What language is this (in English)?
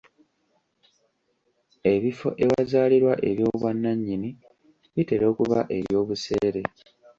Ganda